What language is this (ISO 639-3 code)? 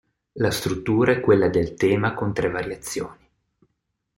ita